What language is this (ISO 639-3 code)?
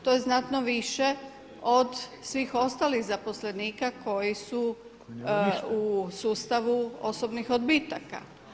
hrv